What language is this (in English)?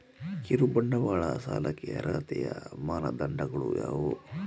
Kannada